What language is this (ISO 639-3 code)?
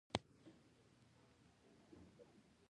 pus